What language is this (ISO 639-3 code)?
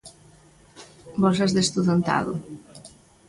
glg